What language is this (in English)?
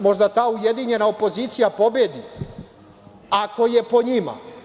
Serbian